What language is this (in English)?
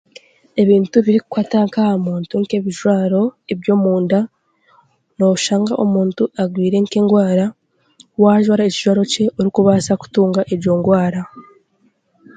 Chiga